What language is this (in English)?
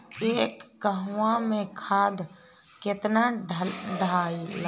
Bhojpuri